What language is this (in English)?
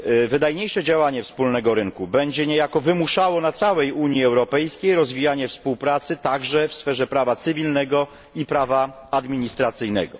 Polish